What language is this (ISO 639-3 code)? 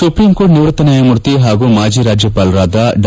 kan